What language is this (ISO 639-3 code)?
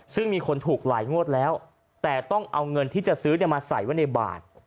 tha